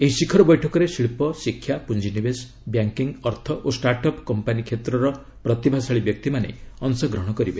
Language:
Odia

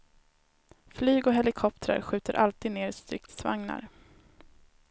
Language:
Swedish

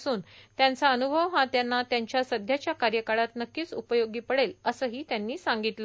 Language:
Marathi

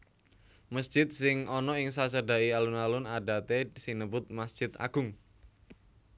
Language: Javanese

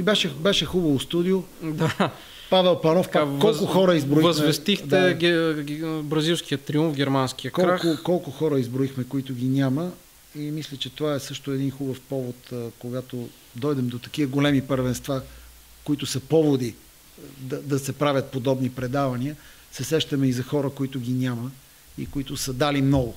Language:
Bulgarian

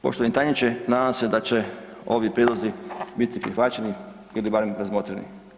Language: Croatian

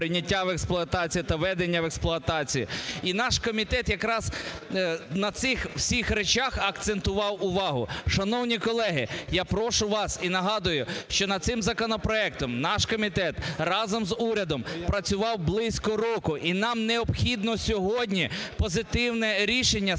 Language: Ukrainian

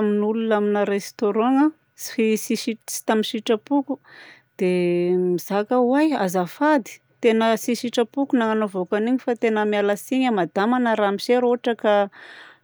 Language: Southern Betsimisaraka Malagasy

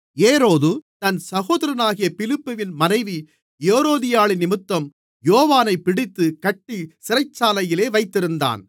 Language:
Tamil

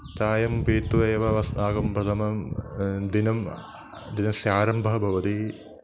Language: Sanskrit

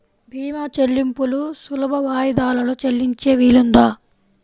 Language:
Telugu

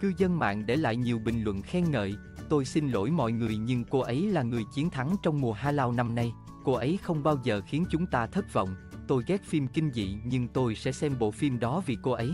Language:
Vietnamese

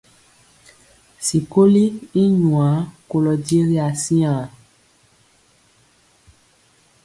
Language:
Mpiemo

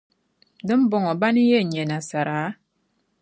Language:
Dagbani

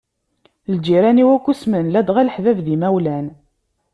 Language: Kabyle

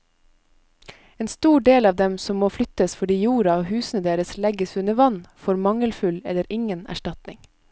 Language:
Norwegian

